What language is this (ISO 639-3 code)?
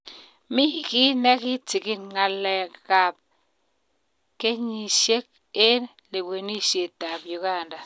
kln